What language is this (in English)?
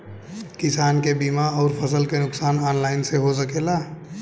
Bhojpuri